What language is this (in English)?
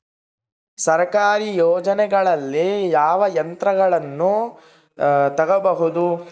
Kannada